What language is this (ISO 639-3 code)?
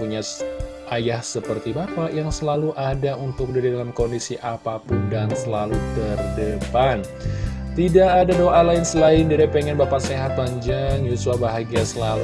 ind